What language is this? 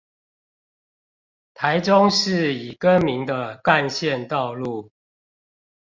Chinese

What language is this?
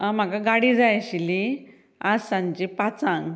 Konkani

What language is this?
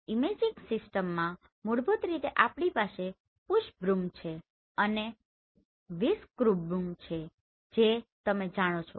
Gujarati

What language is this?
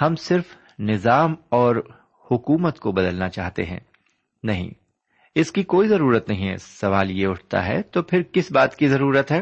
Urdu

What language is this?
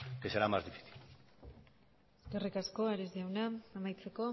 Basque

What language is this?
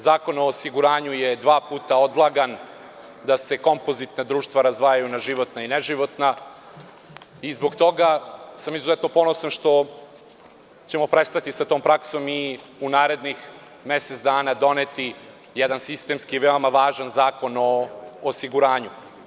Serbian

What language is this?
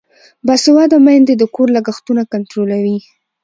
Pashto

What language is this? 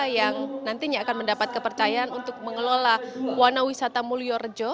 Indonesian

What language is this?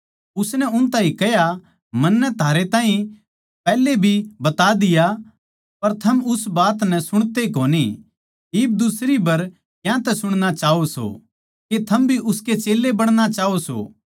Haryanvi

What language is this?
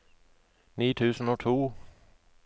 Norwegian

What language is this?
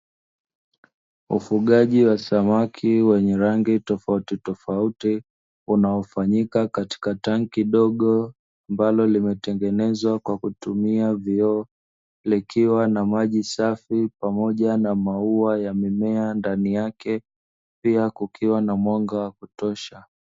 Swahili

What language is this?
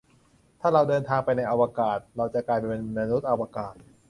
Thai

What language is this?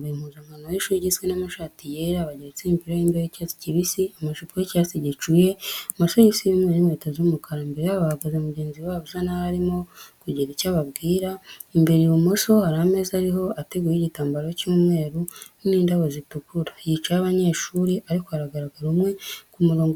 Kinyarwanda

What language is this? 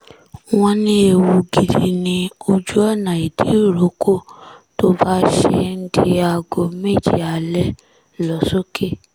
Yoruba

